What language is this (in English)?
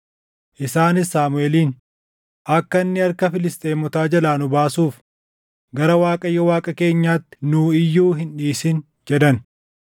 Oromo